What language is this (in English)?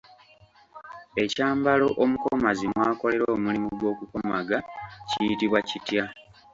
Ganda